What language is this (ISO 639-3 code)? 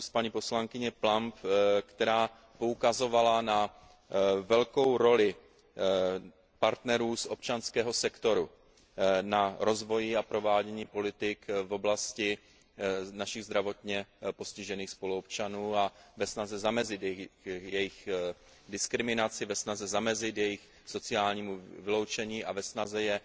ces